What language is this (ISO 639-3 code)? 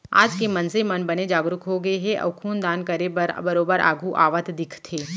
hne